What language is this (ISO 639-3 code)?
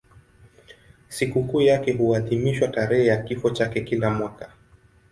swa